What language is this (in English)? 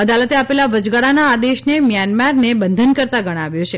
Gujarati